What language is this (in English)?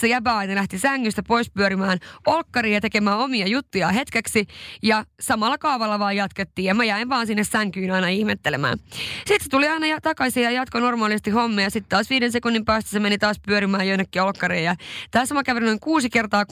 Finnish